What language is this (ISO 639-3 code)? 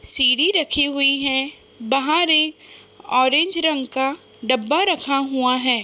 hin